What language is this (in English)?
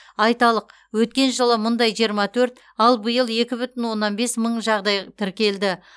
Kazakh